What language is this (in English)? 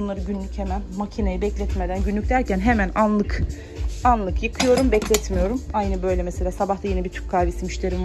Turkish